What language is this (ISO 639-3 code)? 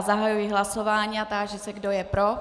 ces